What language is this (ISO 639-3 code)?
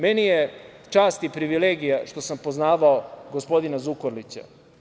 srp